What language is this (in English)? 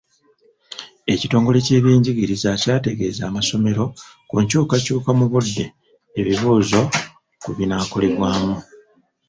Ganda